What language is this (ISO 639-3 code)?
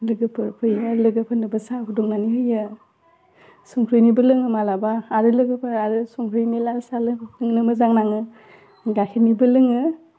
brx